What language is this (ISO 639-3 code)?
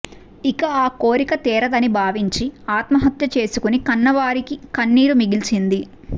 tel